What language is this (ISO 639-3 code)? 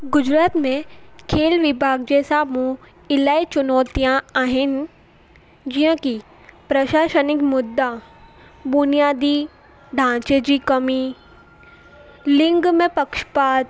snd